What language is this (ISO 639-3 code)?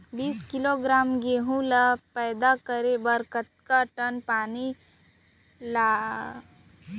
hne